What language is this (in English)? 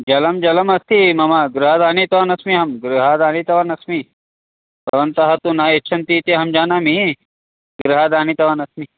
Sanskrit